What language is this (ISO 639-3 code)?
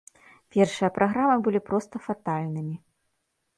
bel